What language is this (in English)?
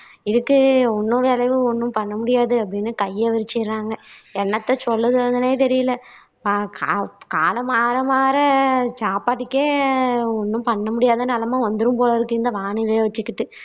Tamil